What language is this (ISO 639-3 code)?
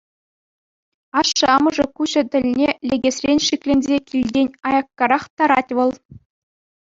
chv